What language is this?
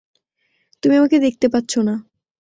Bangla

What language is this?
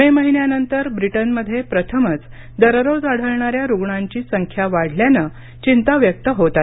Marathi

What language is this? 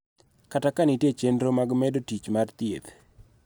Luo (Kenya and Tanzania)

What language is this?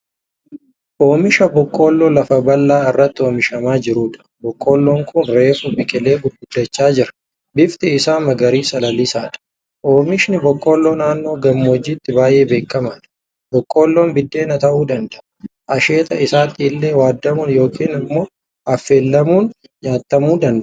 Oromo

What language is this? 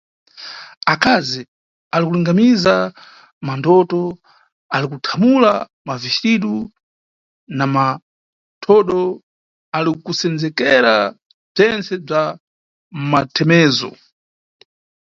Nyungwe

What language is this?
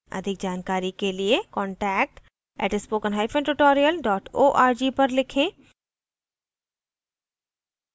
Hindi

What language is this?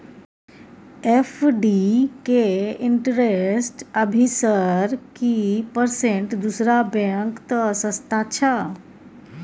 Maithili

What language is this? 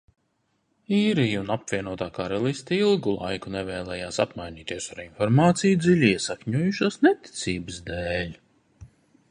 Latvian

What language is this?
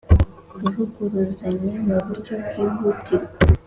Kinyarwanda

